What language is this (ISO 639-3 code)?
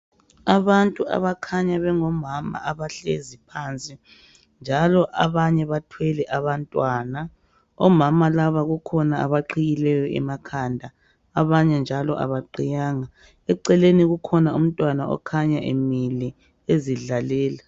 nde